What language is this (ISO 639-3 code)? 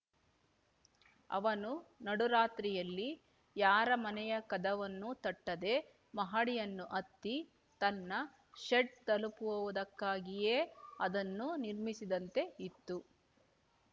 kan